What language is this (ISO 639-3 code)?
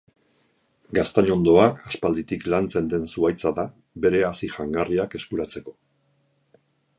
eus